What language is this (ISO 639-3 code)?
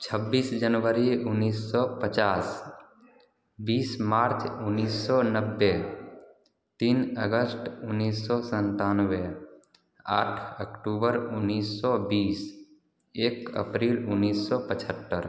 hin